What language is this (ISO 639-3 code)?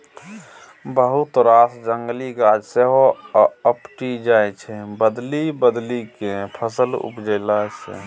mai